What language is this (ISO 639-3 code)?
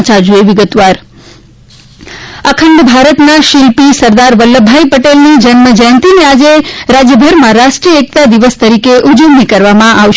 guj